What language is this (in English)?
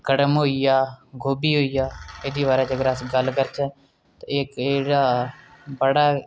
Dogri